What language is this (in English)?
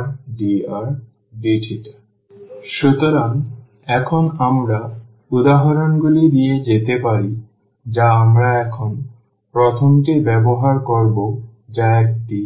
Bangla